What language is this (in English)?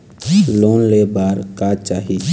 Chhattisgarhi